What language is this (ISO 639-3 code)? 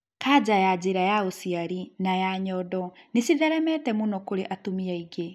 kik